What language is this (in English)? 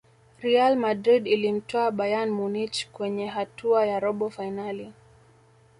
Swahili